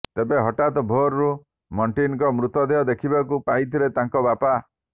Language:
Odia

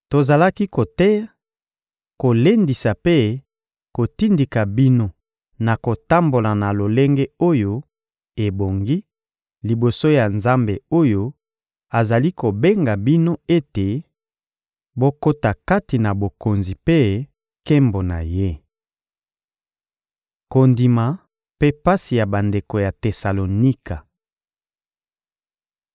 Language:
Lingala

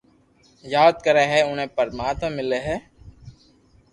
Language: Loarki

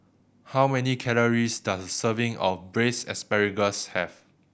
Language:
English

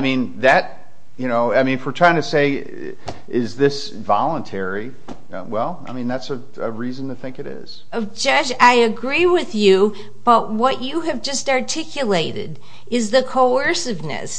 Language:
English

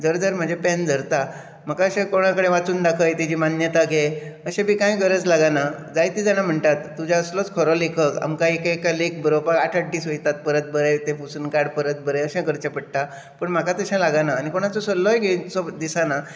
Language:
Konkani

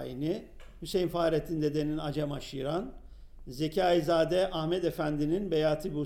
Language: Turkish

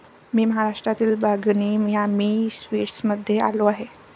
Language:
Marathi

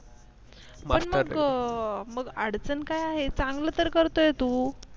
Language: Marathi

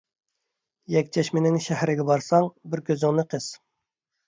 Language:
Uyghur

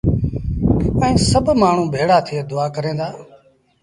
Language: Sindhi Bhil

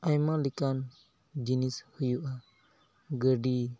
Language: Santali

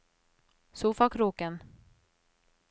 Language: Norwegian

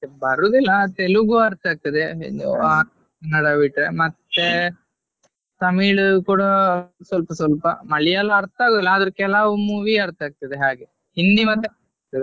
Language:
Kannada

